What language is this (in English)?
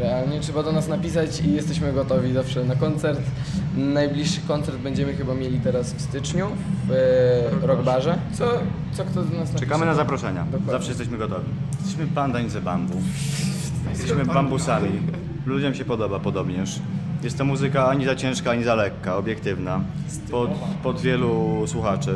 Polish